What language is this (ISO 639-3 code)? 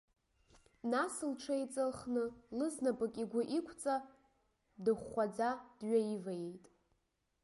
abk